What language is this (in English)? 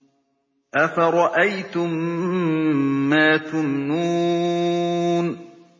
Arabic